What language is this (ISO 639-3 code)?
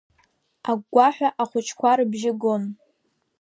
abk